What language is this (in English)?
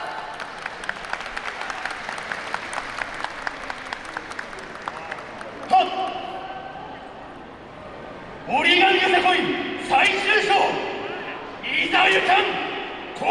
Japanese